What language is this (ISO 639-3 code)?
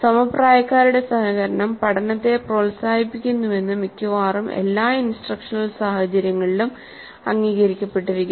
mal